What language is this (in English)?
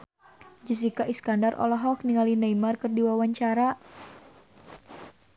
Sundanese